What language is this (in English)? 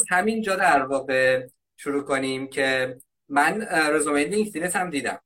Persian